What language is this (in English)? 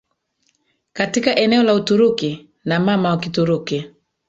Swahili